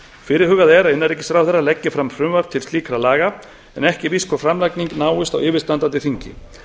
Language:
Icelandic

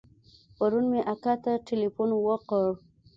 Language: Pashto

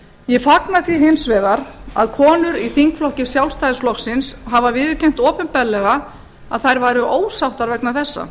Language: Icelandic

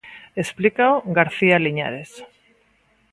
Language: Galician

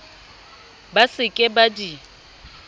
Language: Southern Sotho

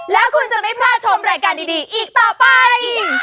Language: Thai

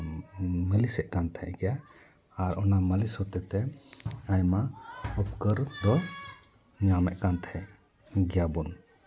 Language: Santali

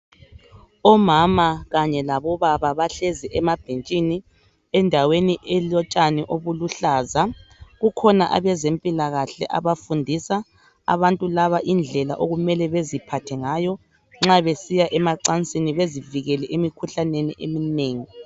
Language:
North Ndebele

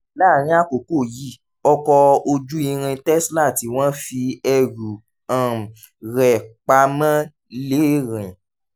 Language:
Yoruba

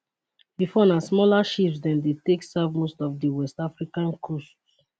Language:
Nigerian Pidgin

